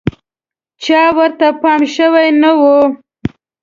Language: Pashto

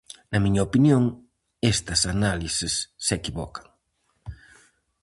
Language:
Galician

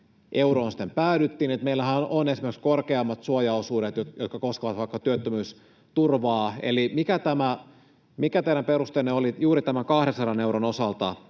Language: Finnish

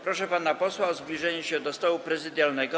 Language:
Polish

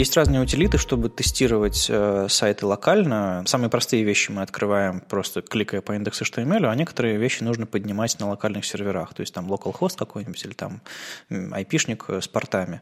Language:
Russian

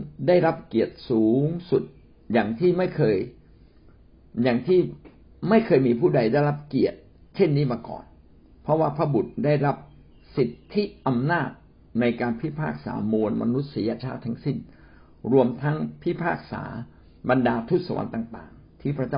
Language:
Thai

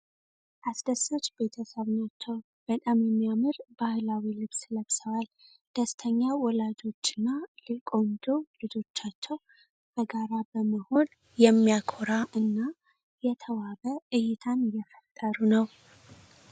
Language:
Amharic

